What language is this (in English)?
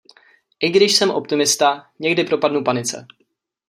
Czech